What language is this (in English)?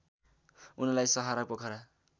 Nepali